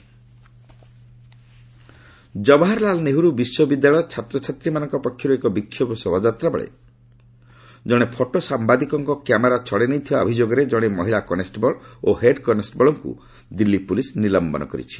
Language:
Odia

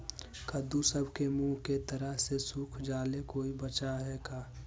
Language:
Magahi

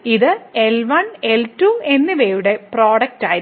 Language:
Malayalam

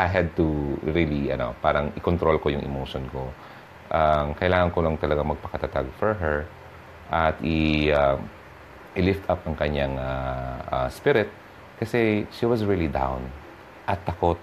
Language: Filipino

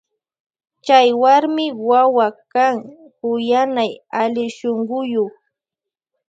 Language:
Loja Highland Quichua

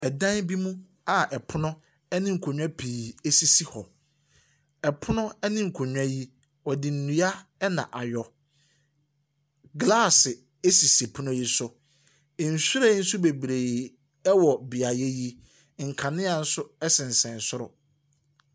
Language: Akan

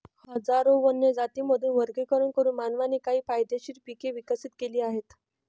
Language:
Marathi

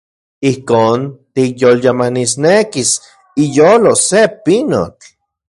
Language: Central Puebla Nahuatl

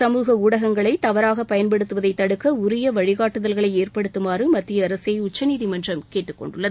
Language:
Tamil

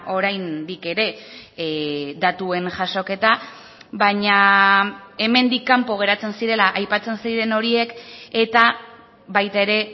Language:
Basque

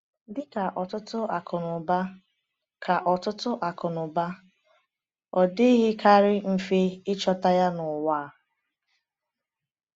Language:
Igbo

